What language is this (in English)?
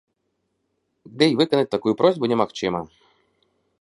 Belarusian